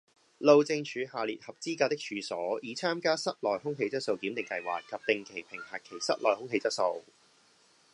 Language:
Cantonese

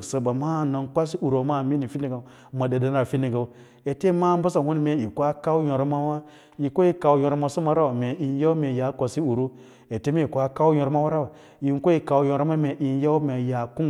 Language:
Lala-Roba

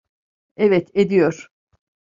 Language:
Turkish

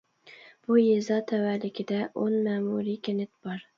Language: Uyghur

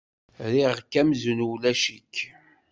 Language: Kabyle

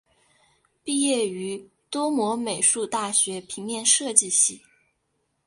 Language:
Chinese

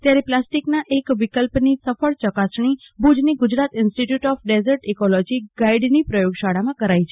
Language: Gujarati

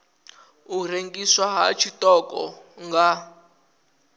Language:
Venda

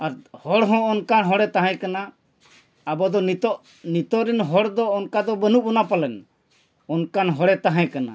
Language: Santali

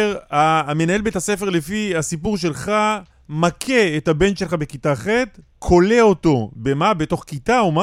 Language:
Hebrew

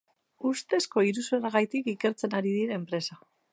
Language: Basque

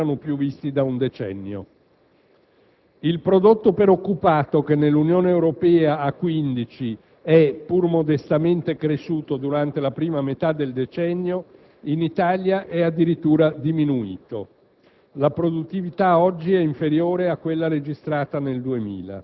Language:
Italian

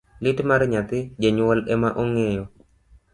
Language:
Luo (Kenya and Tanzania)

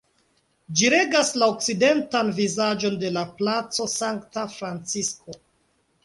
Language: Esperanto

